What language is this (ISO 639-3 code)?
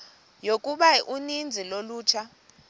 xho